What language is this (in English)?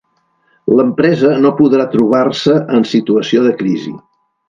Catalan